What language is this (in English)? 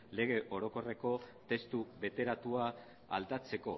Basque